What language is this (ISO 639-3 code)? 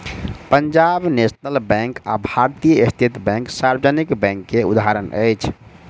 mai